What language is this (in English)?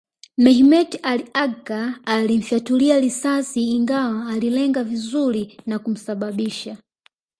Swahili